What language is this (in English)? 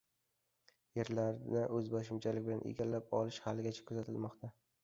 Uzbek